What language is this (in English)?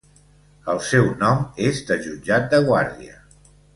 Catalan